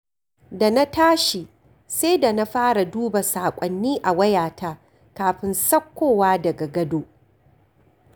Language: Hausa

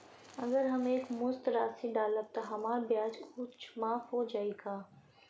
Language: Bhojpuri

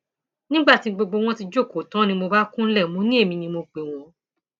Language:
Yoruba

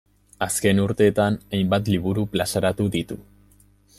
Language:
Basque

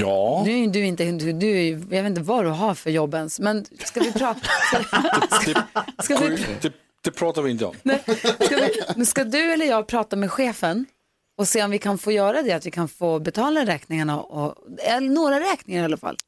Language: Swedish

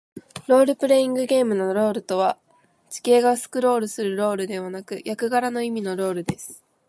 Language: Japanese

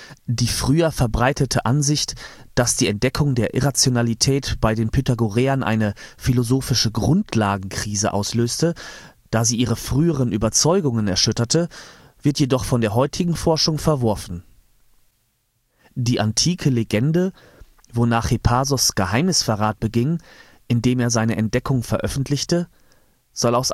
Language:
German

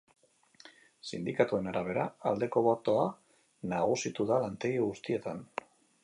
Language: Basque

